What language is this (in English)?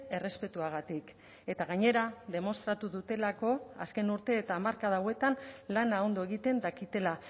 Basque